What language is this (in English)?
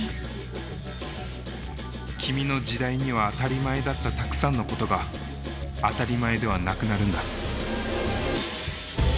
Japanese